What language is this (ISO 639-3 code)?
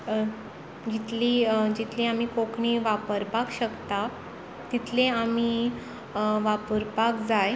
kok